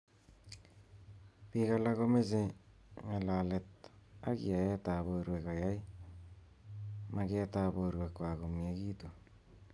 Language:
Kalenjin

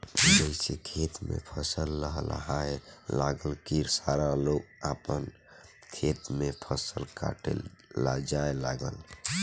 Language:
Bhojpuri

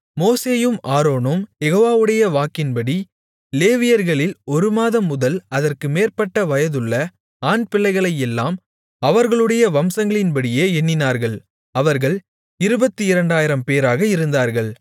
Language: Tamil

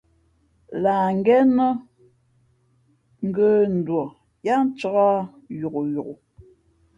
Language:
Fe'fe'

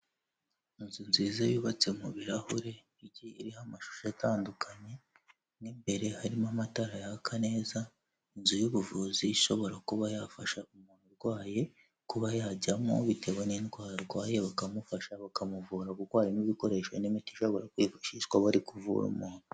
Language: Kinyarwanda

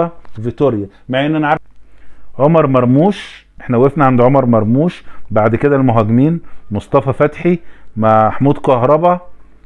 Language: Arabic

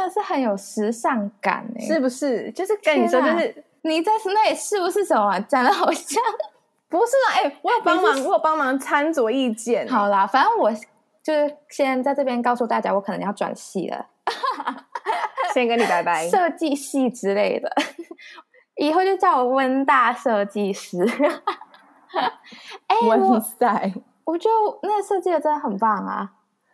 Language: Chinese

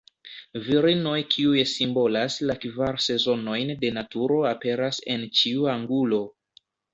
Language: Esperanto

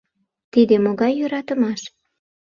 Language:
Mari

